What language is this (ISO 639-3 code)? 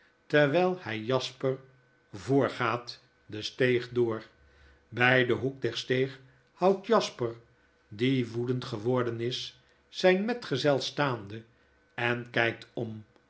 nld